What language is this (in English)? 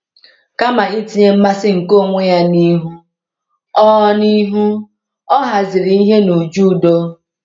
Igbo